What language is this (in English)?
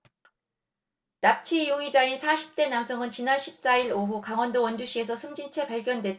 Korean